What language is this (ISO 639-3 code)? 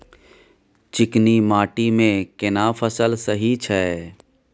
mai